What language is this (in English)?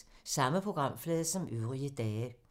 Danish